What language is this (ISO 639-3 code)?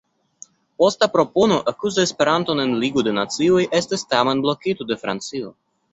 epo